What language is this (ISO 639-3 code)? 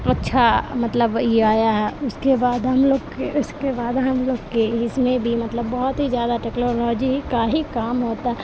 urd